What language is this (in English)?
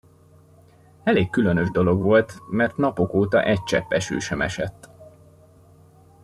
Hungarian